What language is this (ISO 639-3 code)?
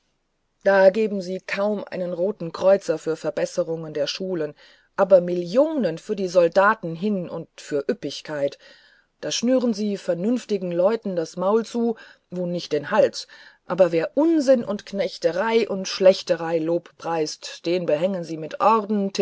deu